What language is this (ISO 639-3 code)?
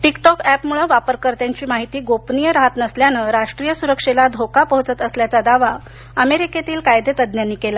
mar